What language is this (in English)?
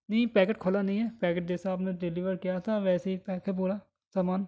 Urdu